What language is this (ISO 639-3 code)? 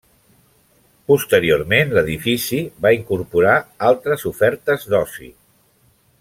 cat